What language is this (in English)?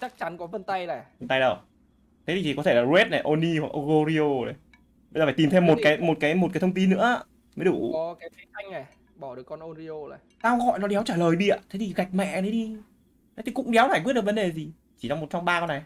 Vietnamese